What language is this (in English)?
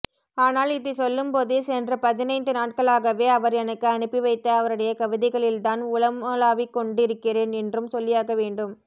Tamil